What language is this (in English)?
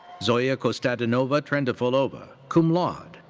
English